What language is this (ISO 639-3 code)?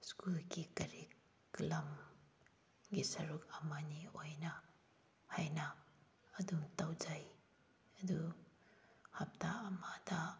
mni